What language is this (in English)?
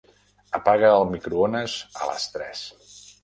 Catalan